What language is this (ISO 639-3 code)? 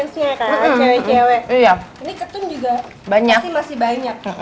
ind